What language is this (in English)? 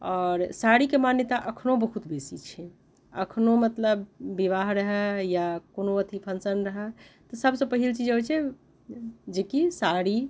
Maithili